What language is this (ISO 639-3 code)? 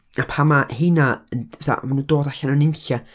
cym